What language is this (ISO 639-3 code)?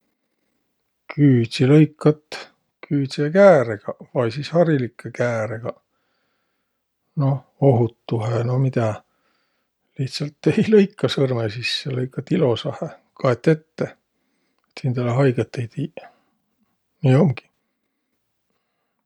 vro